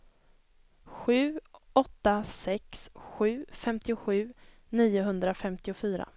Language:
Swedish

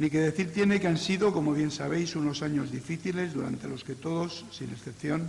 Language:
Spanish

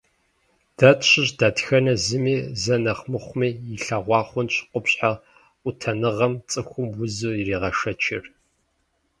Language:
Kabardian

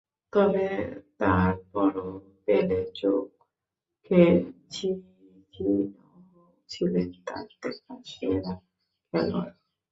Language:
Bangla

